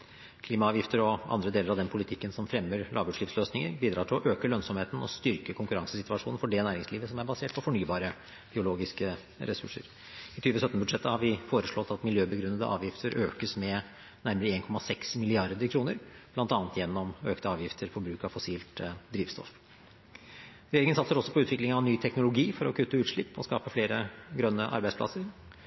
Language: Norwegian Bokmål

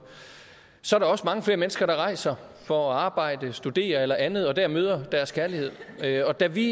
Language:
Danish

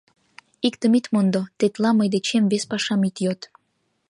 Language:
Mari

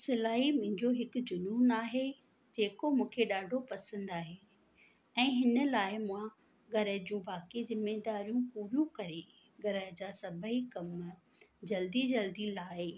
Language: Sindhi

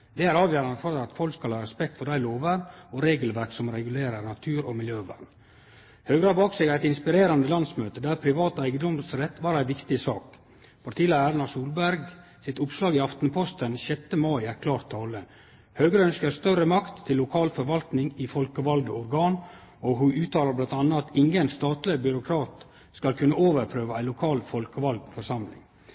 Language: Norwegian Nynorsk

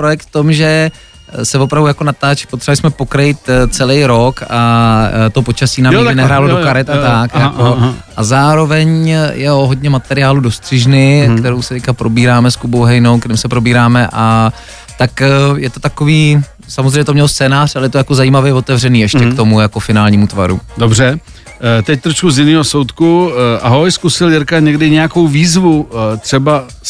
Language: Czech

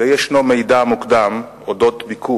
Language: Hebrew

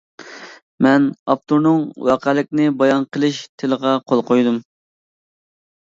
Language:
Uyghur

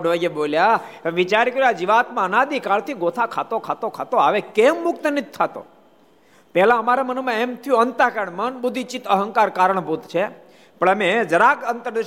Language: Gujarati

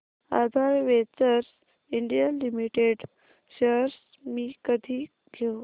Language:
Marathi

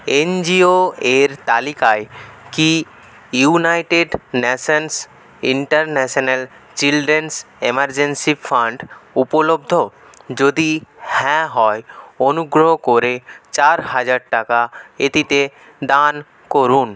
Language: Bangla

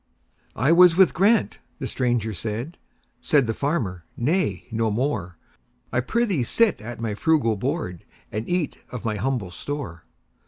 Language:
English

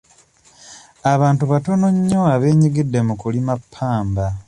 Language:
Ganda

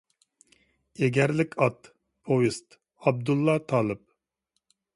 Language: Uyghur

